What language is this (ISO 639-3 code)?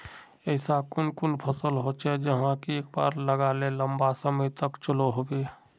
mag